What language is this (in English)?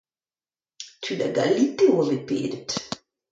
Breton